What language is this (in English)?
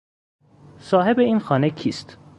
Persian